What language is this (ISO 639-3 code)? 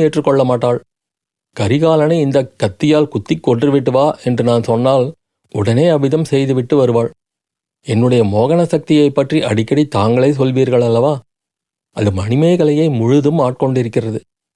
tam